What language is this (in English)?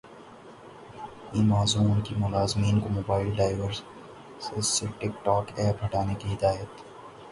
Urdu